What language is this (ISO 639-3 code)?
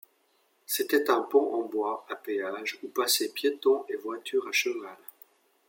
fra